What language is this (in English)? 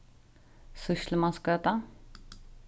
Faroese